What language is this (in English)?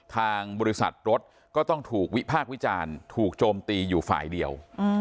Thai